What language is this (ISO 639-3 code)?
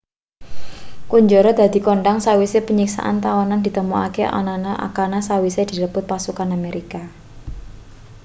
jav